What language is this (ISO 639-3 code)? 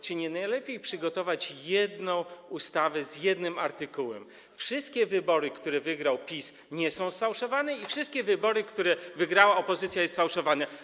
pol